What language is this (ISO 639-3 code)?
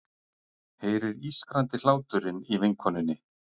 isl